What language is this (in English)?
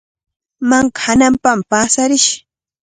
Cajatambo North Lima Quechua